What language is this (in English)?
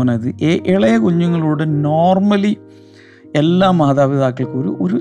Malayalam